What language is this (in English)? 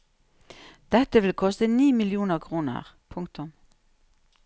Norwegian